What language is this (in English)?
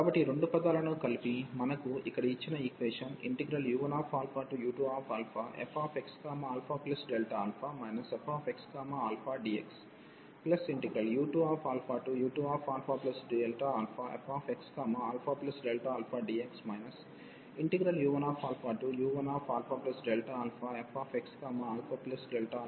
Telugu